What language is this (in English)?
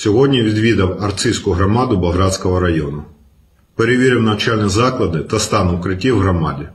Ukrainian